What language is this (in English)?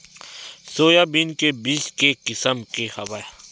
Chhattisgarhi